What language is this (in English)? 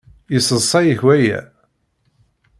Kabyle